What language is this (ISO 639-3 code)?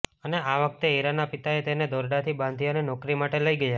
guj